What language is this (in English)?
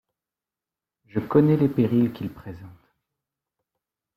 French